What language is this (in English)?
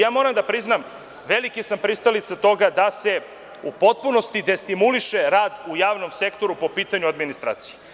Serbian